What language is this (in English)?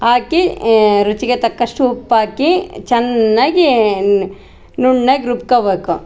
Kannada